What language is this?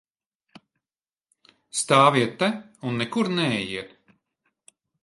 Latvian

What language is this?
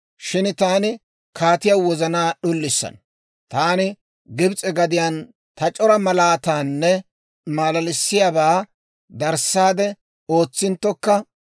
Dawro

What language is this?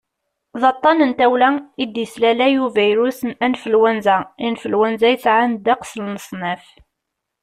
Kabyle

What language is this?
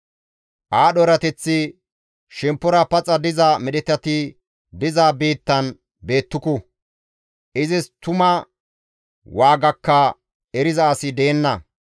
Gamo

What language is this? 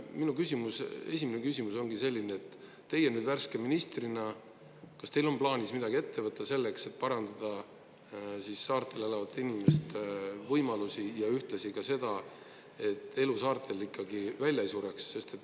Estonian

